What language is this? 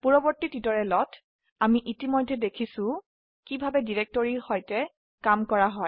Assamese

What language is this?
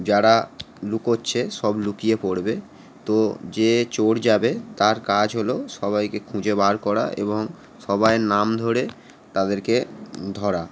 Bangla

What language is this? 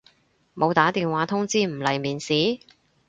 Cantonese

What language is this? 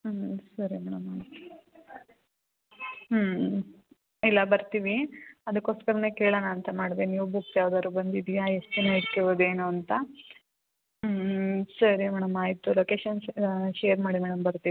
Kannada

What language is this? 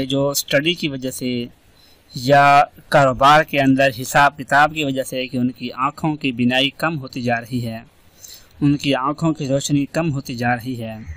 Hindi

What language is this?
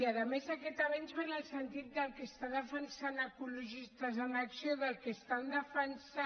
Catalan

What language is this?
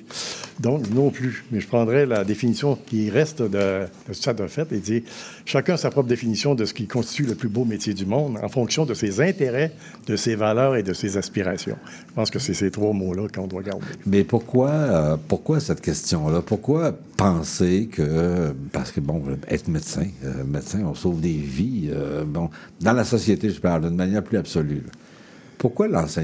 French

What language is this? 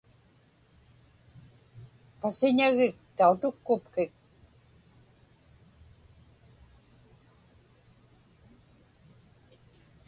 Inupiaq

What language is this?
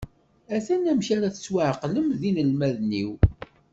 Kabyle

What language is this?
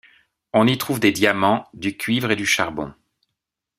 French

